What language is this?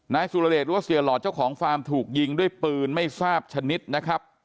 Thai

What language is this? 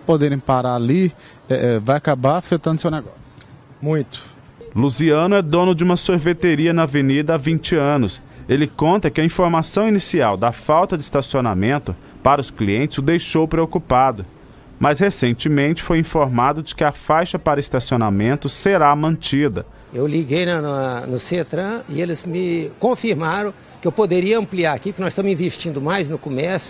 Portuguese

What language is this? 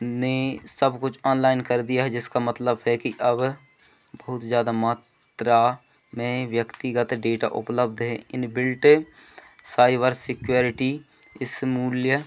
Hindi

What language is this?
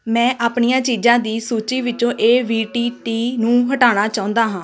Punjabi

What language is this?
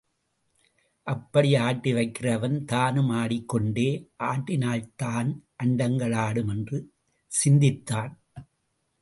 Tamil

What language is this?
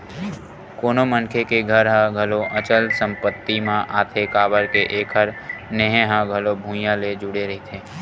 Chhattisgarhi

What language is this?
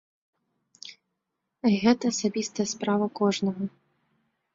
Belarusian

